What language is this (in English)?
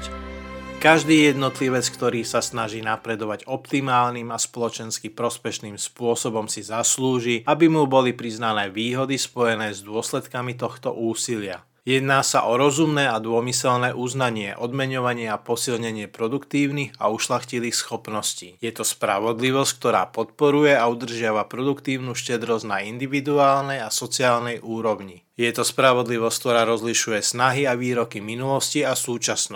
Slovak